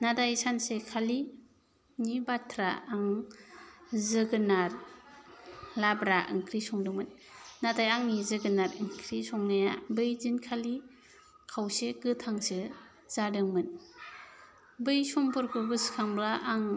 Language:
Bodo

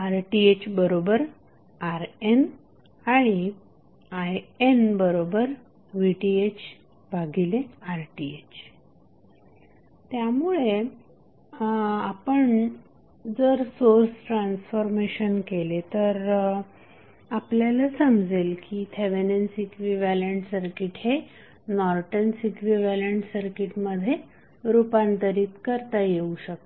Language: Marathi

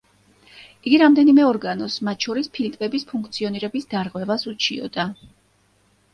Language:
Georgian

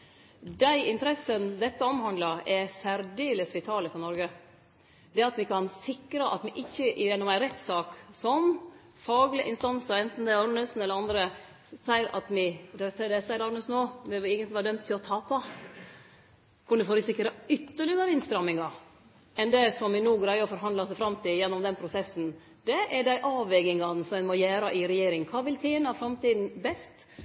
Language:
Norwegian Nynorsk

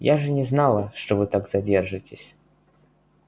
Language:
Russian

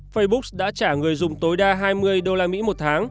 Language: Vietnamese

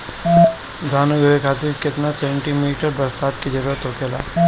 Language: Bhojpuri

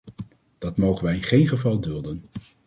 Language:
Dutch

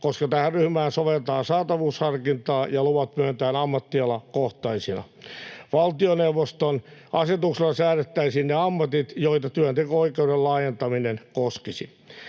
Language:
Finnish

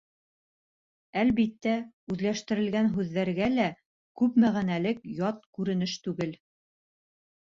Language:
Bashkir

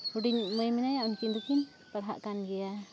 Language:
Santali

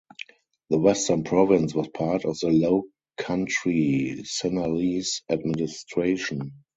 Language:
English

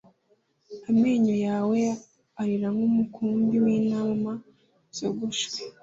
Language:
Kinyarwanda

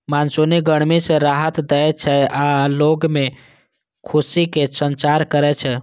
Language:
Maithili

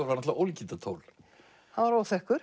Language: Icelandic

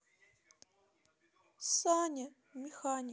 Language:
Russian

